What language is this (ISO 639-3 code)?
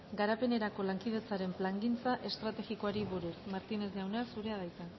eus